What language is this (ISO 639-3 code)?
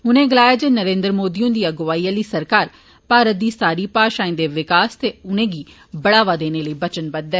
doi